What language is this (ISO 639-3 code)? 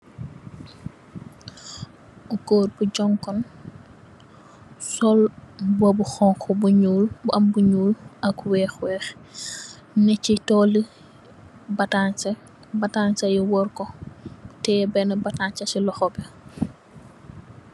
wol